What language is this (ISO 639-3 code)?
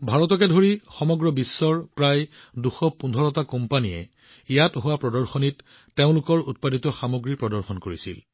asm